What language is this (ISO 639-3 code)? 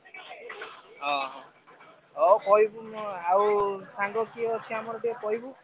ori